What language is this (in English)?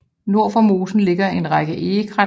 Danish